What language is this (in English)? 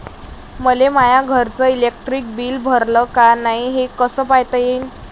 Marathi